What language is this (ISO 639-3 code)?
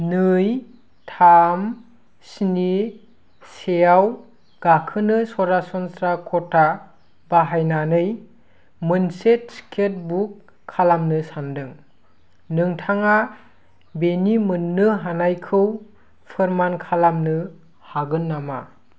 brx